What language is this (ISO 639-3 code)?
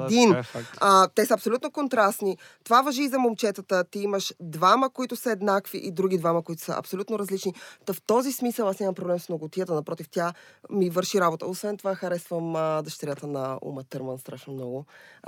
bul